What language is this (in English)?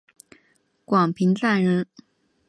Chinese